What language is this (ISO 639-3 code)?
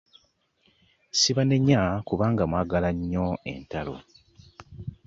lug